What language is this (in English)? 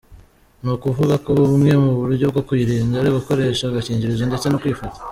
Kinyarwanda